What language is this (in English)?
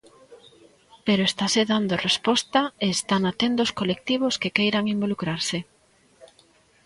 Galician